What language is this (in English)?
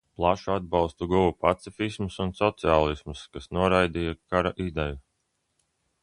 Latvian